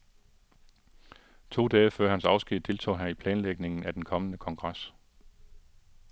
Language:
Danish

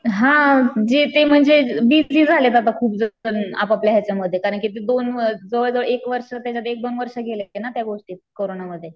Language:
Marathi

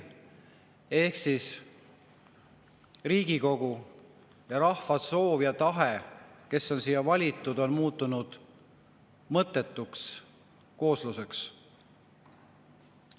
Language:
Estonian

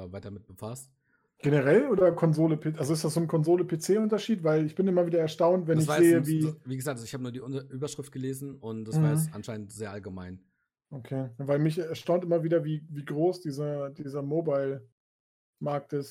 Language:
German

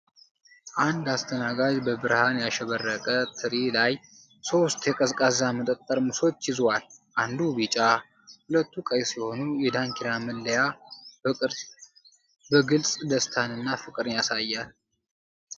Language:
Amharic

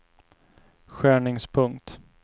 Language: Swedish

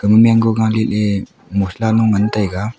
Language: Wancho Naga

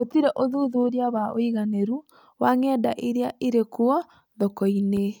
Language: Kikuyu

